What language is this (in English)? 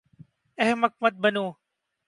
Urdu